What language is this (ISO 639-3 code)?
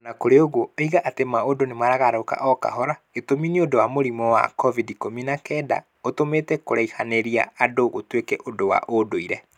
kik